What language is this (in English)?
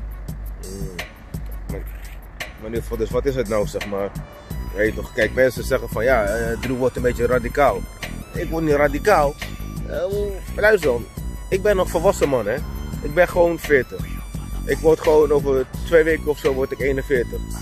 Dutch